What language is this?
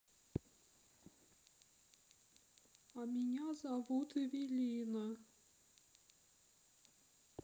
Russian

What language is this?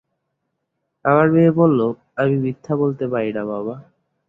Bangla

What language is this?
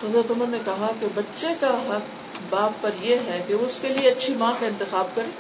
Urdu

